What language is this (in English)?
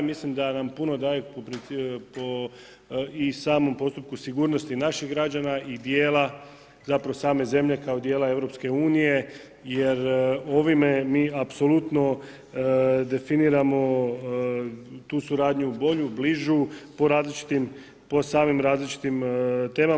Croatian